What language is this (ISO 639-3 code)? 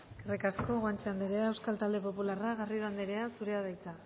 eus